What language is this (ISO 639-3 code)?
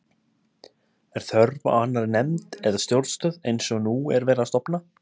isl